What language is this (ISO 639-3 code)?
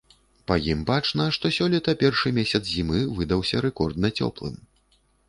bel